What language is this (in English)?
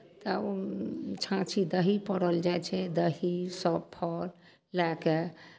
Maithili